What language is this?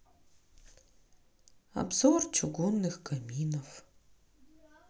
Russian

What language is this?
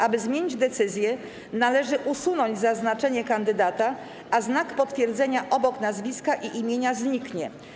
Polish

